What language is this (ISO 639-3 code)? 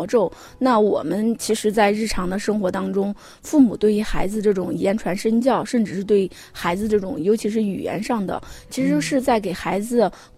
zho